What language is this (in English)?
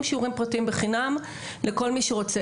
Hebrew